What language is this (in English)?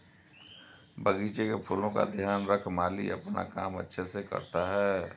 Hindi